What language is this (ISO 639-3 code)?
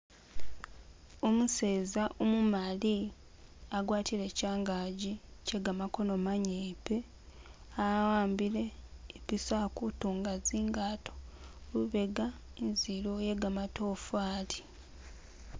myx